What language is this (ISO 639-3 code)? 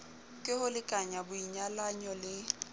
sot